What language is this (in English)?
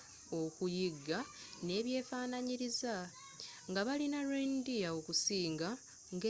Ganda